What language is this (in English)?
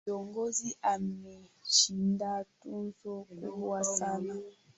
Swahili